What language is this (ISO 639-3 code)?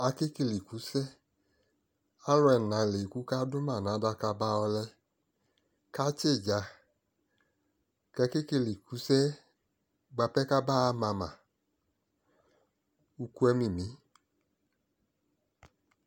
kpo